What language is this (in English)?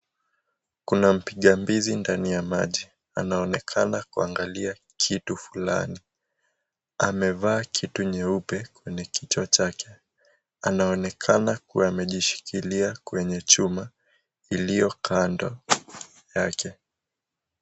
Swahili